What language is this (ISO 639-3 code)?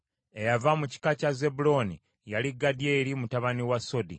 lug